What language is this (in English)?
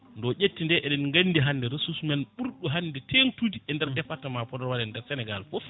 Fula